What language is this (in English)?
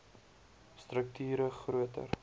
Afrikaans